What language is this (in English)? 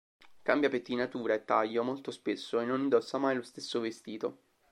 Italian